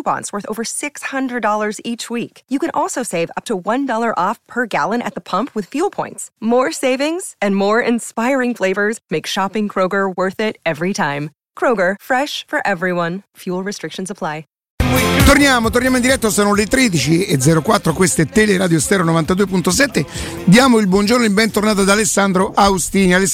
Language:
Italian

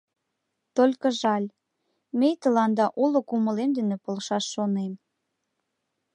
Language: Mari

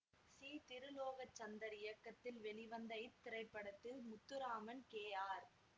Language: Tamil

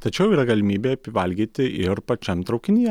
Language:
Lithuanian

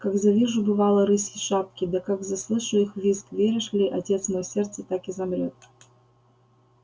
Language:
Russian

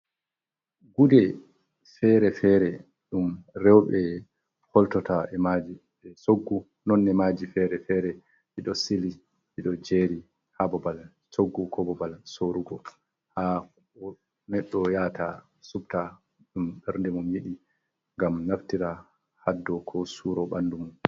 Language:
Fula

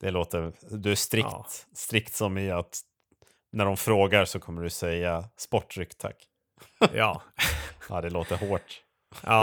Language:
Swedish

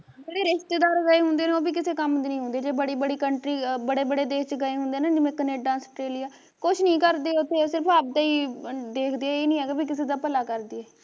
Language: Punjabi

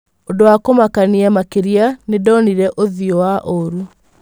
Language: Kikuyu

